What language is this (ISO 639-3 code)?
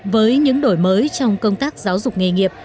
vie